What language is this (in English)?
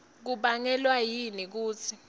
Swati